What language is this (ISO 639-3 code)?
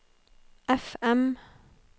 nor